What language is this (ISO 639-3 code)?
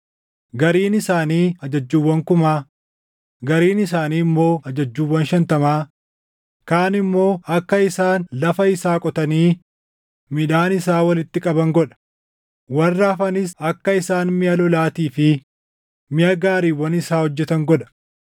orm